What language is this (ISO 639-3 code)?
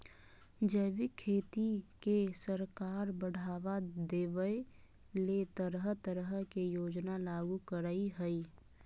mag